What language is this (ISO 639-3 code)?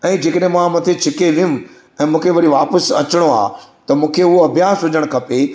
snd